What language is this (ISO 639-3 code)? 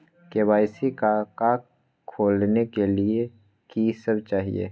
mag